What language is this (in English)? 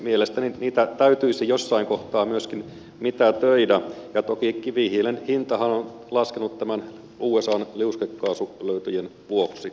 Finnish